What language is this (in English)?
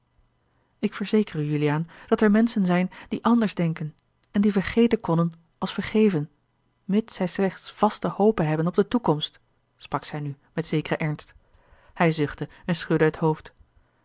Dutch